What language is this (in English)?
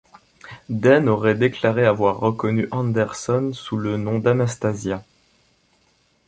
French